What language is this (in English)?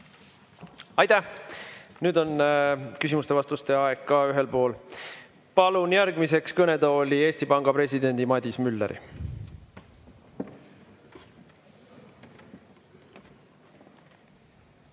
Estonian